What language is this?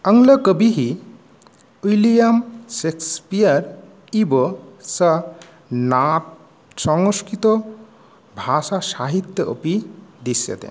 Sanskrit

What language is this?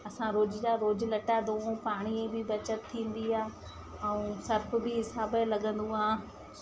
Sindhi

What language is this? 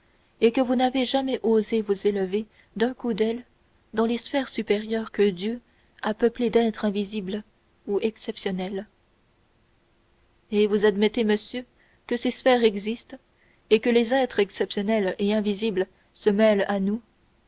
French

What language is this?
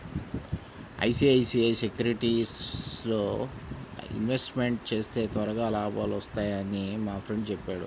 Telugu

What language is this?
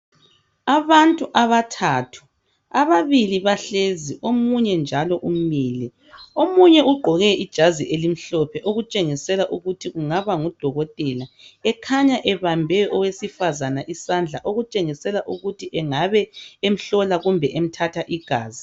North Ndebele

